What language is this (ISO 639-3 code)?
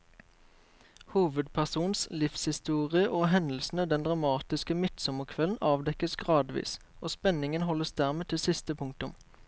nor